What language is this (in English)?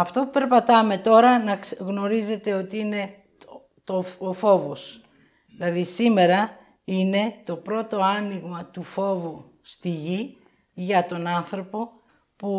Greek